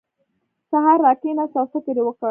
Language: Pashto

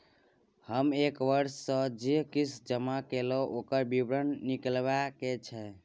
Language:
Maithili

